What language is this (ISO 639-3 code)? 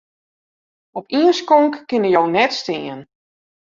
fry